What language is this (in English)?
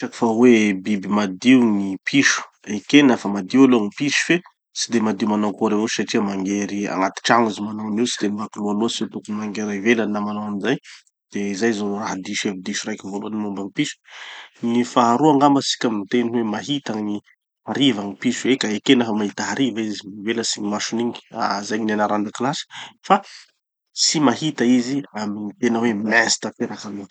Tanosy Malagasy